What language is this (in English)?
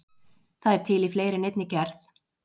Icelandic